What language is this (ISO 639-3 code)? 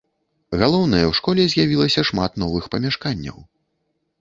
bel